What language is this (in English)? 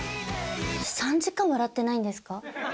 Japanese